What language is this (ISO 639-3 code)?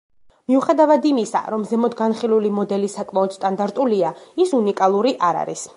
kat